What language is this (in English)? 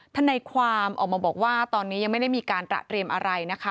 Thai